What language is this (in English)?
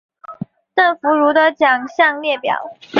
Chinese